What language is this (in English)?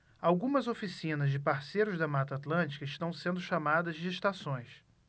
Portuguese